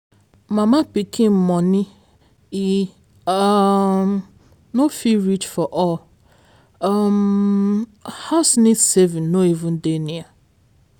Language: Nigerian Pidgin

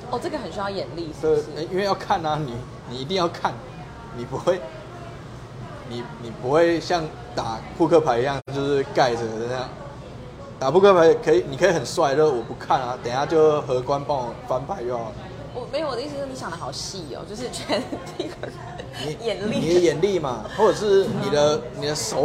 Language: Chinese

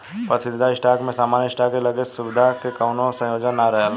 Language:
Bhojpuri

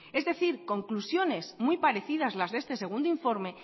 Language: Spanish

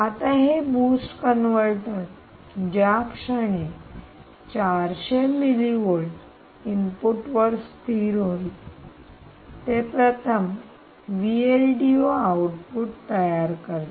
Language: Marathi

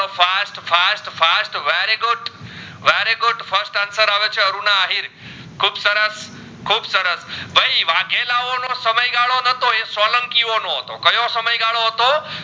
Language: Gujarati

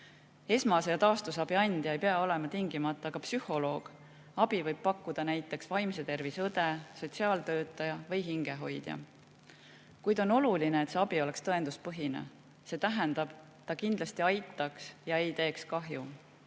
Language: Estonian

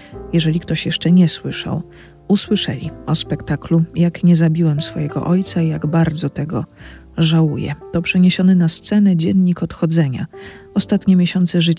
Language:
Polish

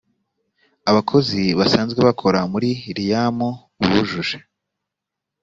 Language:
Kinyarwanda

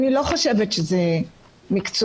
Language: Hebrew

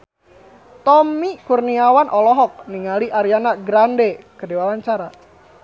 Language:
Sundanese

